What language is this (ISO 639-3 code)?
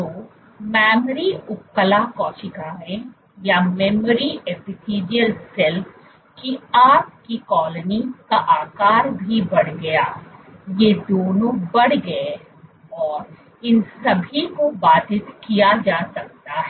hin